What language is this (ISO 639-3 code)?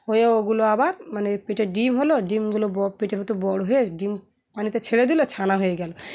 ben